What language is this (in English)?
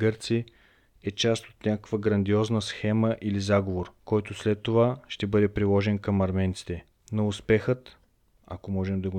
Bulgarian